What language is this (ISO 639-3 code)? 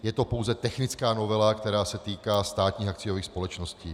ces